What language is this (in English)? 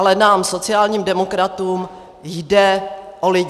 Czech